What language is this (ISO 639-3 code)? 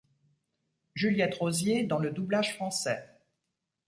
fra